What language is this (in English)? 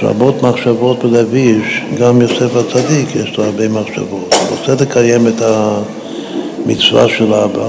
Hebrew